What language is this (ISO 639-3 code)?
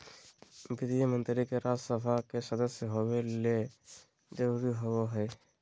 mag